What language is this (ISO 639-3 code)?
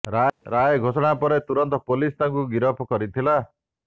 ori